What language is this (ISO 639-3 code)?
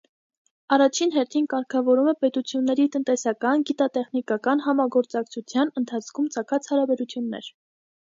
hye